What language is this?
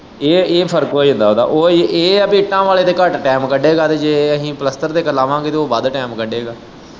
Punjabi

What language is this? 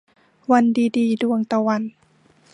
Thai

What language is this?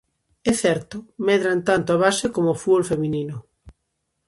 Galician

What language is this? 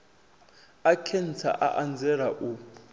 Venda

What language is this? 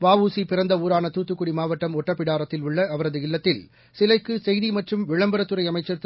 Tamil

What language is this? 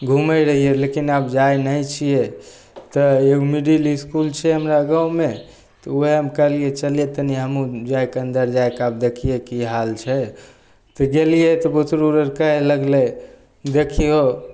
Maithili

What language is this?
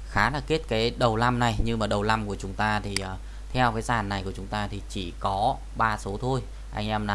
Vietnamese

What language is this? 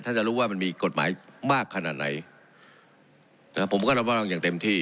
Thai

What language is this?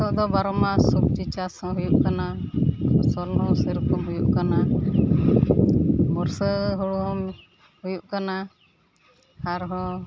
Santali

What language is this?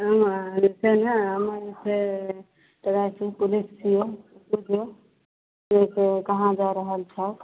Maithili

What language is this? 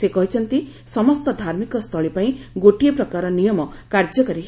Odia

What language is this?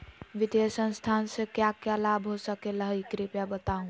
Magahi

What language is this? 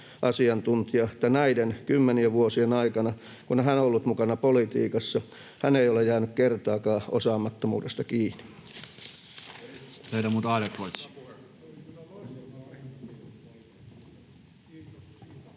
Finnish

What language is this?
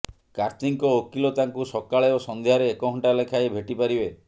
Odia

